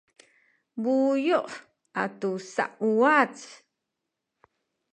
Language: Sakizaya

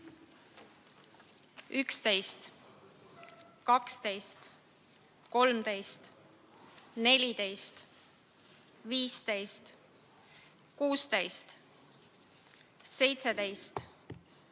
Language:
Estonian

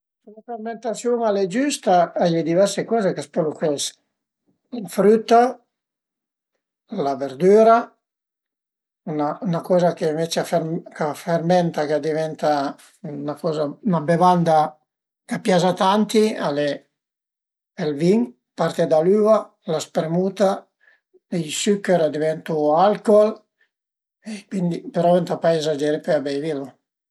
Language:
Piedmontese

